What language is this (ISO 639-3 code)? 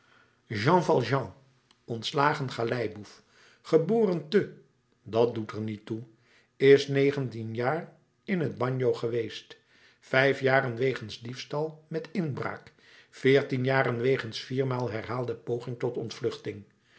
nld